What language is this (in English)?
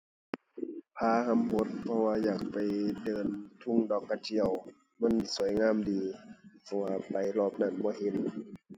Thai